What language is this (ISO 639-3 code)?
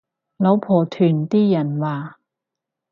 yue